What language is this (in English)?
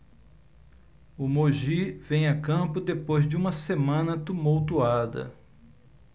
Portuguese